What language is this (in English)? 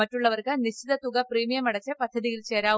Malayalam